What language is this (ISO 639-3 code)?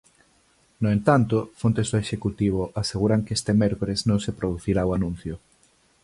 glg